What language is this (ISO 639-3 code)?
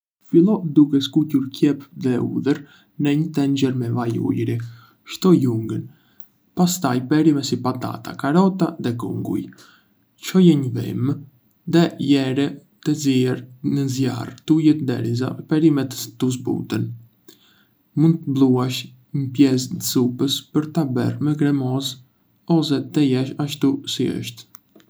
aae